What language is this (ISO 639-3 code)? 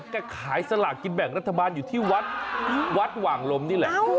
tha